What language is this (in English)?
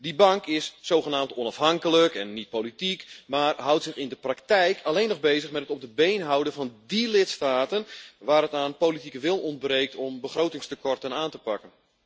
Dutch